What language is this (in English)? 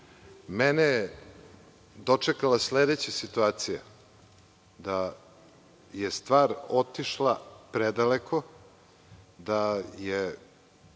Serbian